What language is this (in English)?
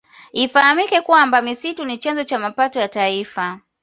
Swahili